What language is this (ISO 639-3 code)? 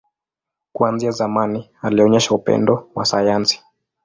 swa